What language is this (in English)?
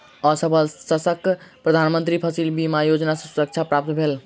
Maithili